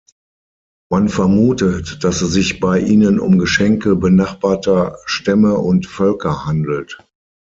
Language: German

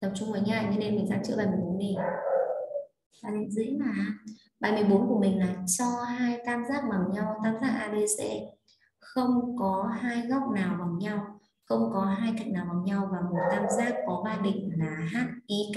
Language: Vietnamese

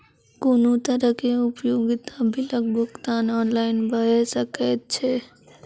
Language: Maithili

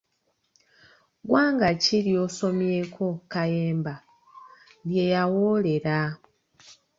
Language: Ganda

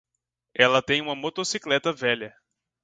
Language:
Portuguese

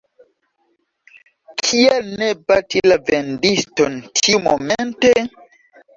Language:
Esperanto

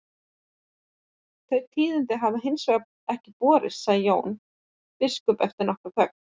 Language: Icelandic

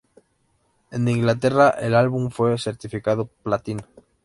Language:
Spanish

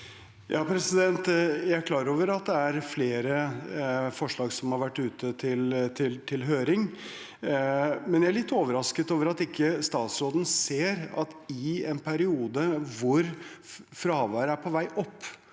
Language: Norwegian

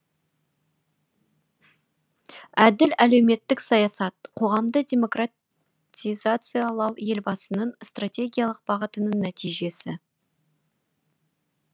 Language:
Kazakh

